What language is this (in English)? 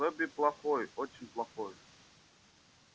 Russian